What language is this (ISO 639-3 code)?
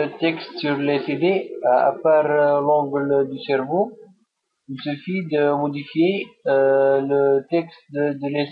fra